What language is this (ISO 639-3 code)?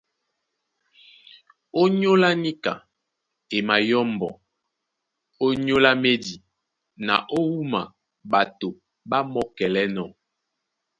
dua